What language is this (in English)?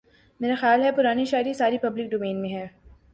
Urdu